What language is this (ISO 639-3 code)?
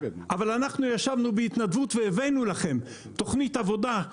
heb